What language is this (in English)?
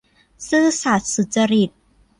Thai